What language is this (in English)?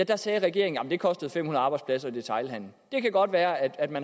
Danish